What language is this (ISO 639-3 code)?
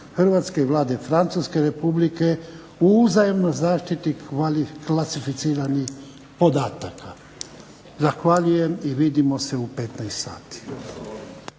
hrv